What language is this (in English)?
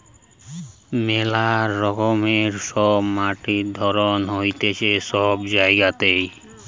Bangla